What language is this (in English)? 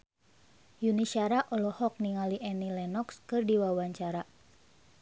Sundanese